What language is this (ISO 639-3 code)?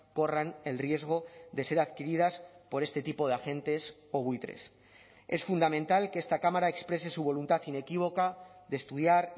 spa